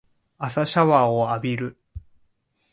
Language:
Japanese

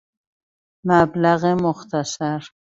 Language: Persian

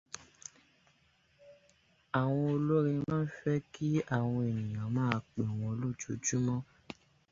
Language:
Yoruba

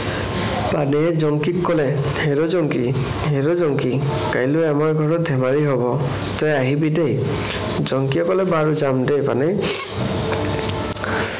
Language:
Assamese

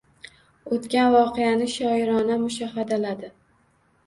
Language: Uzbek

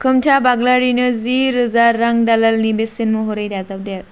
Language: Bodo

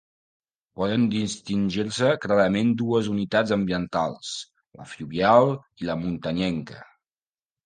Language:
Catalan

